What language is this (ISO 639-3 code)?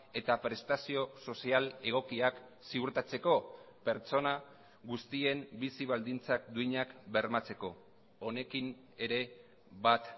eus